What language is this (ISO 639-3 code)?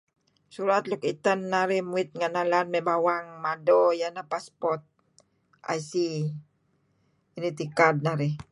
kzi